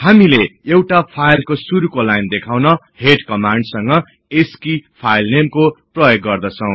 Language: Nepali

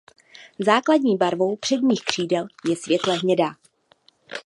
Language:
Czech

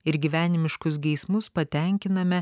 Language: Lithuanian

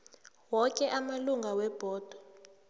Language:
South Ndebele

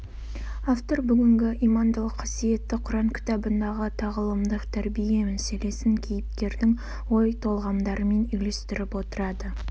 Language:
Kazakh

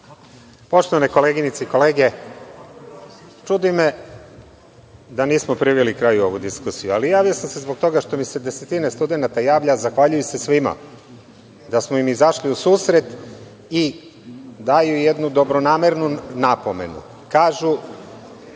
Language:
Serbian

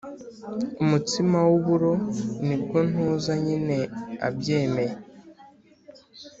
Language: Kinyarwanda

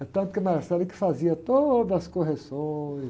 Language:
Portuguese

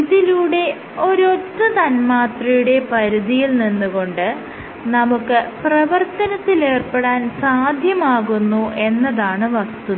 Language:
Malayalam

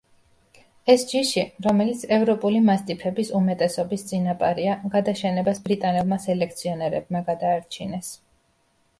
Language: Georgian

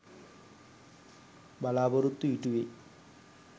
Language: Sinhala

